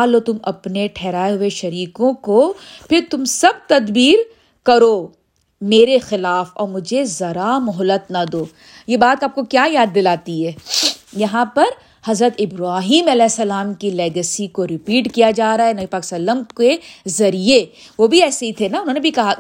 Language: Urdu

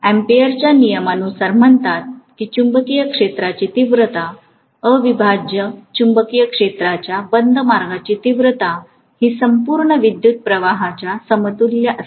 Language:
Marathi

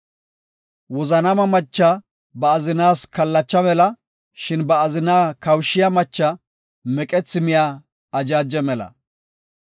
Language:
Gofa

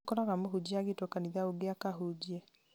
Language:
Kikuyu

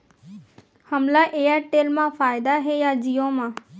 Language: Chhattisgarhi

